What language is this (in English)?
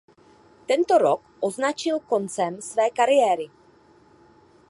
Czech